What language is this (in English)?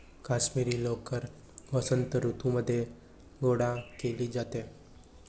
Marathi